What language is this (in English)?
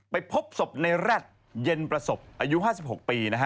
Thai